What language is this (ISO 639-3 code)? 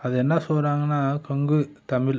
tam